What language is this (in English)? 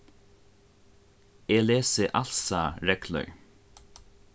Faroese